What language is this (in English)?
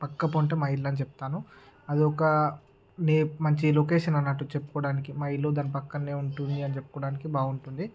Telugu